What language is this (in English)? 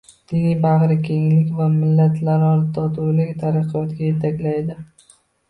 Uzbek